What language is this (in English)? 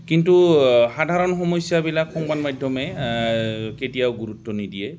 Assamese